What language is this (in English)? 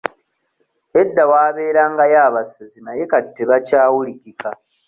Ganda